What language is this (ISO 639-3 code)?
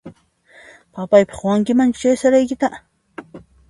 qxp